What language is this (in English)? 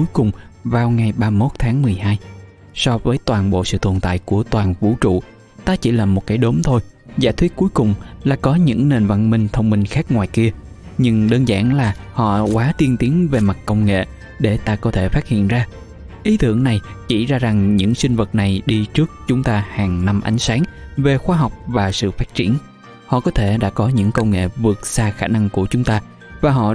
Vietnamese